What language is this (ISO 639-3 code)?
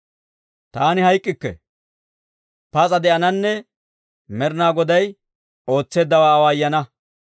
dwr